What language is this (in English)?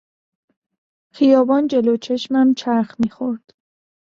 Persian